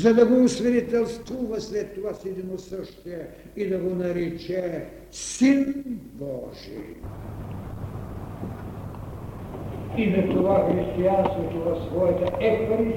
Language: Bulgarian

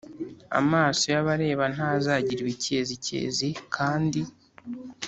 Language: Kinyarwanda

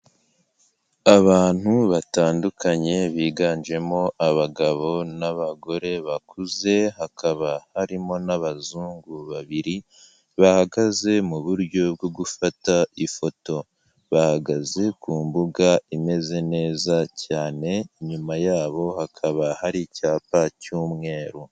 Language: Kinyarwanda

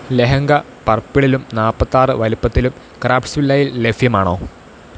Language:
Malayalam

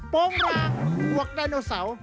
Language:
Thai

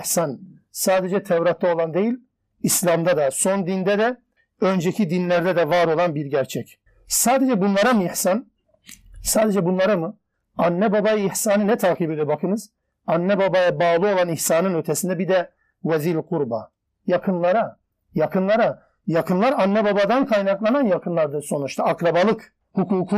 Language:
Turkish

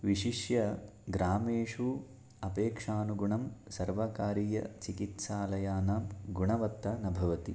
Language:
Sanskrit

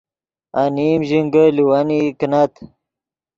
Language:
Yidgha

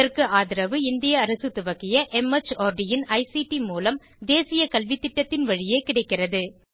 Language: Tamil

